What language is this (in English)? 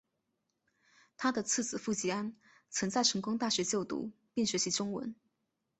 Chinese